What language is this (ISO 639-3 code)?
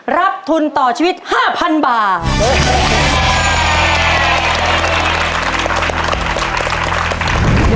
tha